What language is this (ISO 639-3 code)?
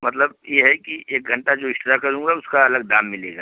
hin